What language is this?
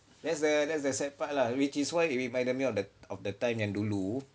English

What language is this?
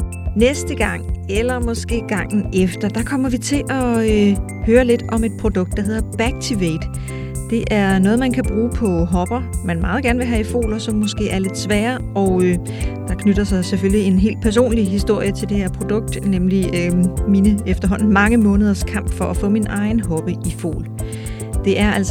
Danish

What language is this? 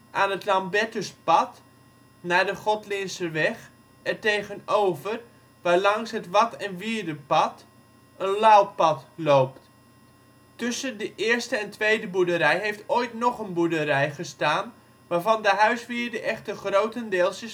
Dutch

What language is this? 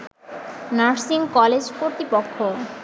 Bangla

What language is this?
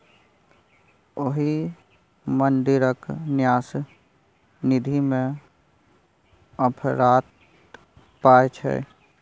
Maithili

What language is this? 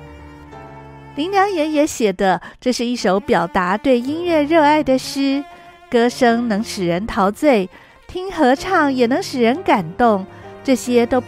Chinese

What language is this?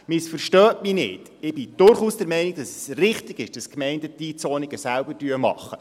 Swiss German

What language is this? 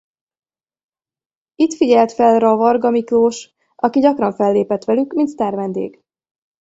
Hungarian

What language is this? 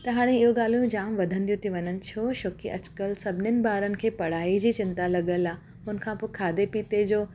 Sindhi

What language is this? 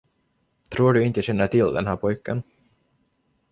Swedish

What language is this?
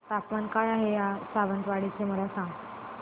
Marathi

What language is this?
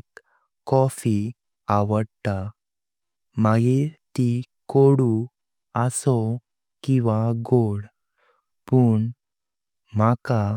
Konkani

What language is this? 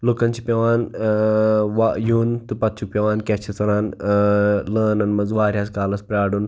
Kashmiri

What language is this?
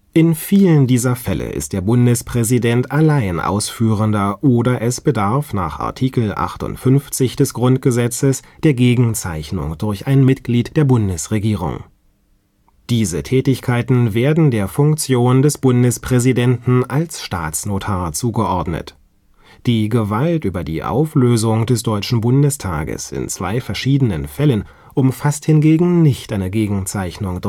German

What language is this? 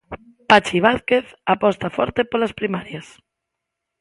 Galician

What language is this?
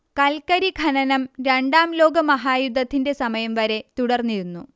Malayalam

